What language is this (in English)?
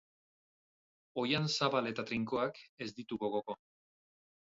Basque